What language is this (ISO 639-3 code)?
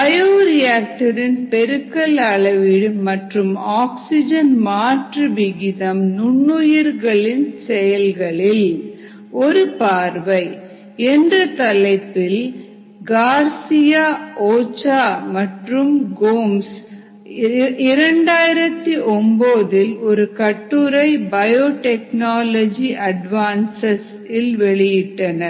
tam